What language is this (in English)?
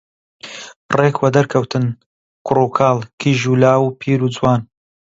Central Kurdish